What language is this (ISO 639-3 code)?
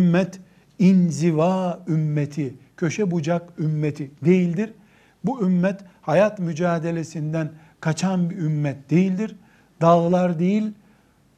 tur